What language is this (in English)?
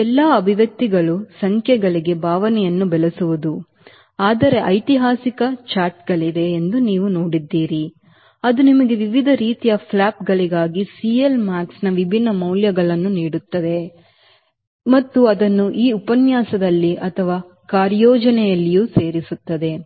Kannada